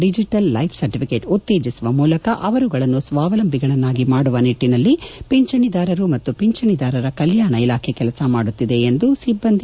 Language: Kannada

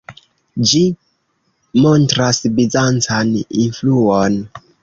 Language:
Esperanto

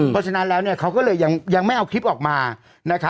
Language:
Thai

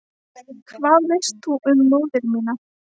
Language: Icelandic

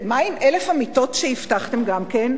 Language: Hebrew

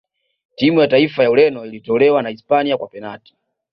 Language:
Swahili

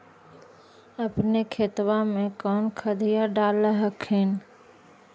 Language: Magahi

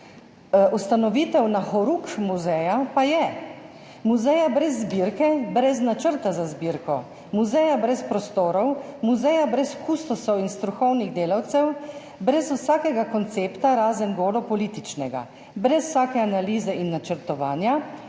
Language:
Slovenian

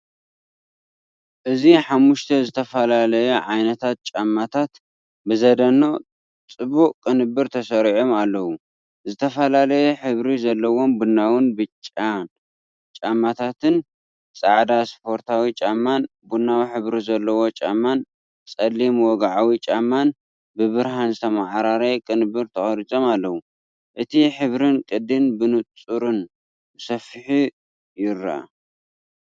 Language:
Tigrinya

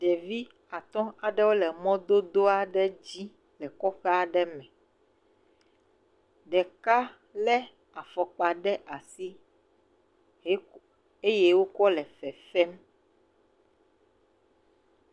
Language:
Ewe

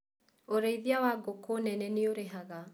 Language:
Kikuyu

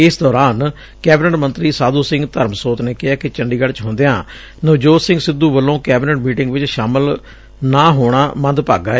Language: Punjabi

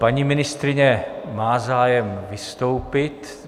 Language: Czech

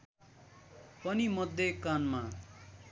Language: Nepali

